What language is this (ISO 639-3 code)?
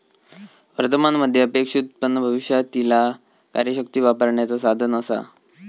mar